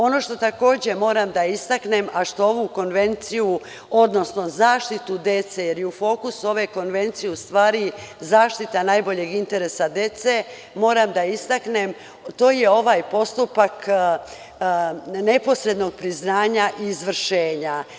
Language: Serbian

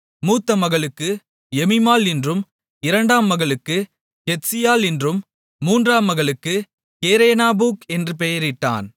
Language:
Tamil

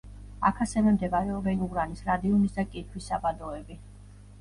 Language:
Georgian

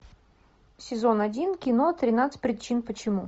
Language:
Russian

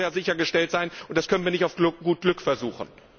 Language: German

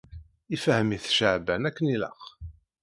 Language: Kabyle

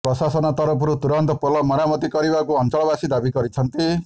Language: Odia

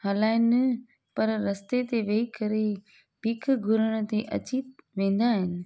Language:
Sindhi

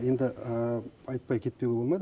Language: Kazakh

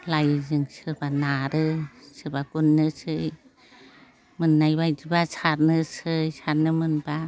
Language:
Bodo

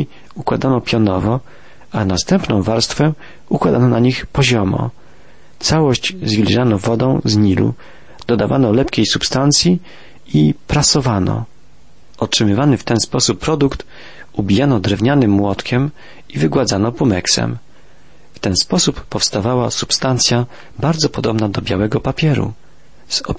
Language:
Polish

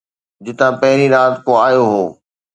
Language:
Sindhi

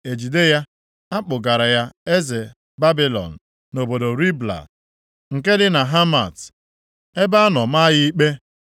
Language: Igbo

